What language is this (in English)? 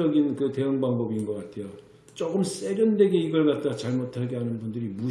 Korean